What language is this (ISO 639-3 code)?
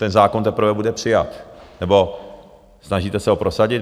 ces